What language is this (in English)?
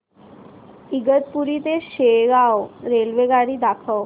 Marathi